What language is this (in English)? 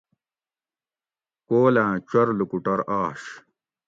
Gawri